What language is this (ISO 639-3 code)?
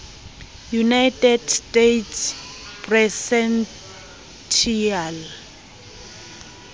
sot